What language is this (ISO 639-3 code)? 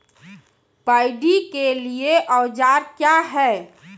mai